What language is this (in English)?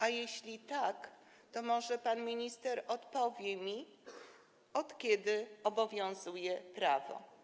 Polish